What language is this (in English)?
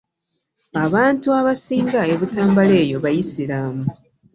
Ganda